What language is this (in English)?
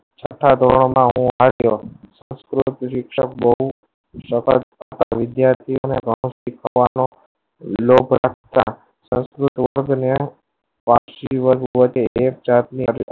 Gujarati